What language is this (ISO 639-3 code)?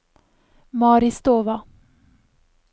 nor